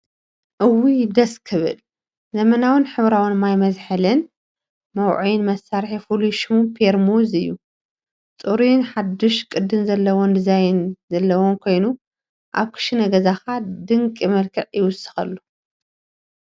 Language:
Tigrinya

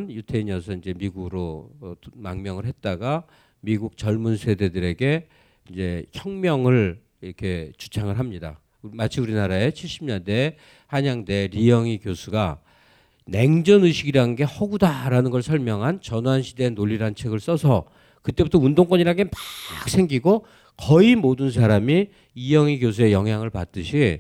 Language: Korean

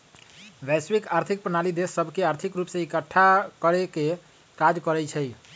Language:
Magahi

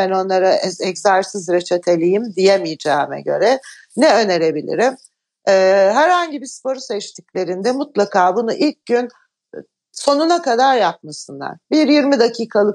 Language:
Turkish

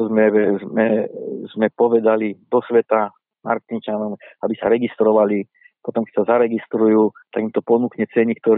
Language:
Slovak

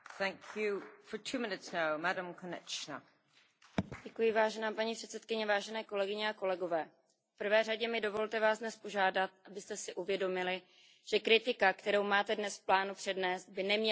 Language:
Czech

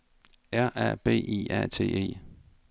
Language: Danish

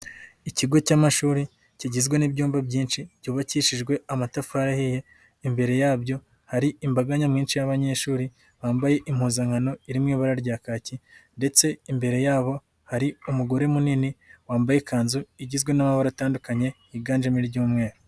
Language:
Kinyarwanda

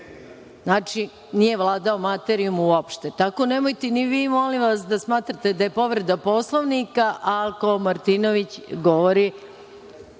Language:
Serbian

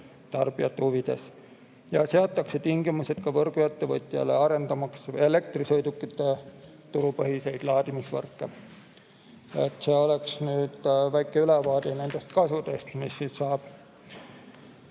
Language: Estonian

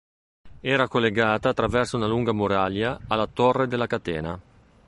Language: Italian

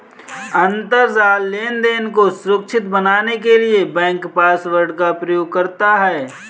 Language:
Hindi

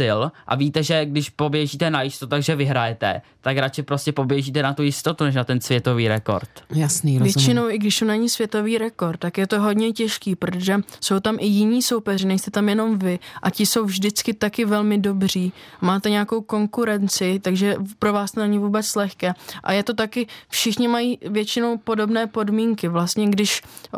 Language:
Czech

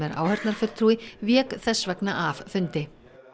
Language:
Icelandic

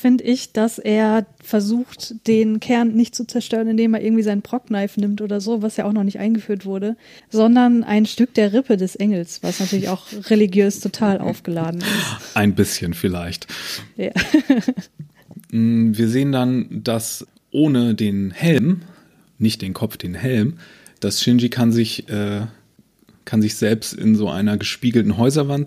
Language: German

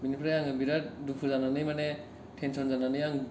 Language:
Bodo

